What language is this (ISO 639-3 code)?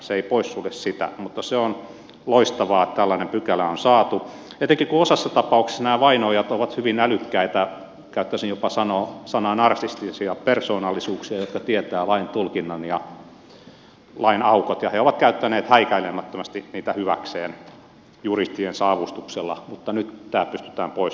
fin